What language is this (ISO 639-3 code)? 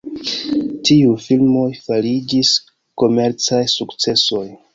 epo